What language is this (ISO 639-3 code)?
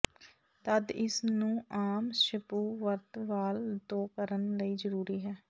pan